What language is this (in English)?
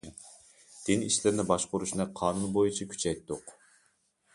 Uyghur